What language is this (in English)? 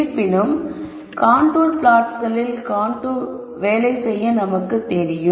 Tamil